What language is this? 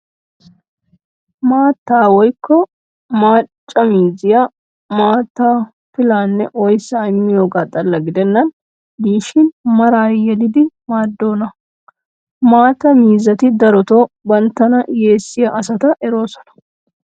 Wolaytta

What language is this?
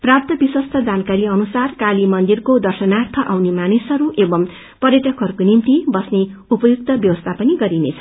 Nepali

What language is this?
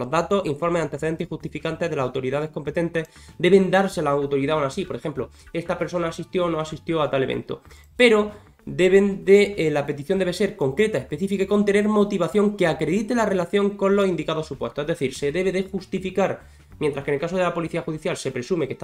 Spanish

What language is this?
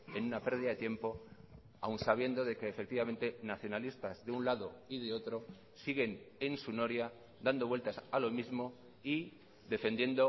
Spanish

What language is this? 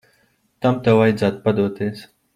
Latvian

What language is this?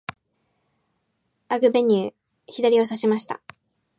Japanese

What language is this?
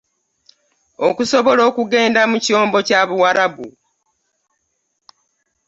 Ganda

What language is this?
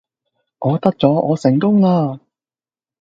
Cantonese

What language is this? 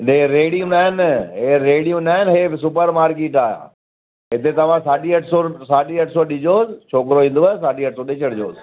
Sindhi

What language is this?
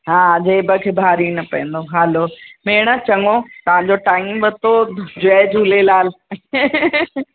Sindhi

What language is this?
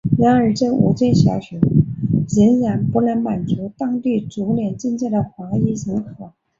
Chinese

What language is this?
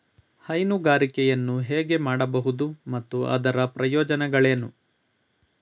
Kannada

